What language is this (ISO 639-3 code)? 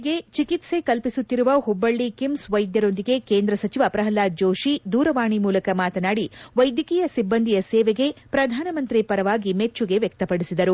kan